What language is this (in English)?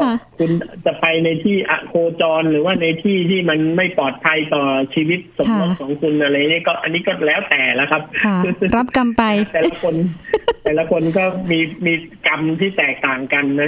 Thai